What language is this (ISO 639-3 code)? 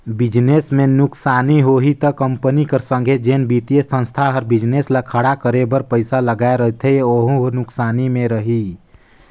hne